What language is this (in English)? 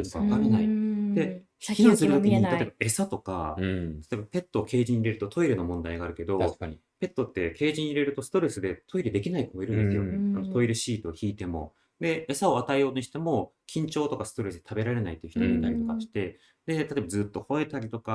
Japanese